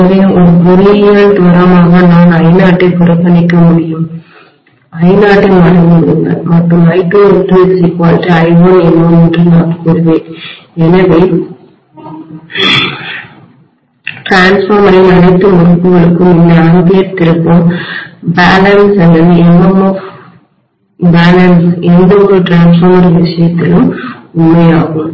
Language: Tamil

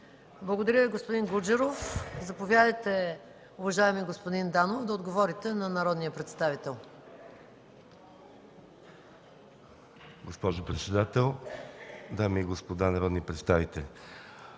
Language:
Bulgarian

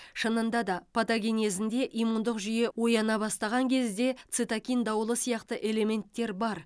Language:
Kazakh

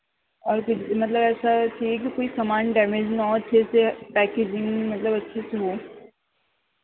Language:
Urdu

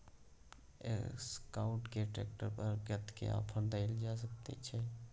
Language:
Maithili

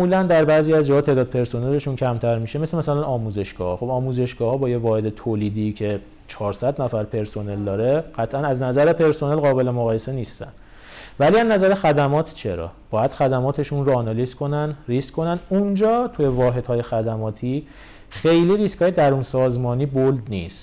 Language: Persian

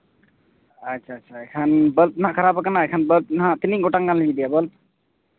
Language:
Santali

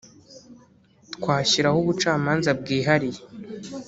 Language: Kinyarwanda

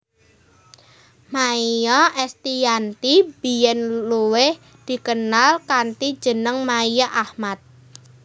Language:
Javanese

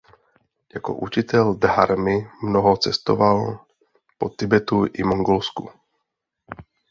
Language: Czech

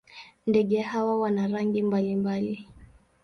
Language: Swahili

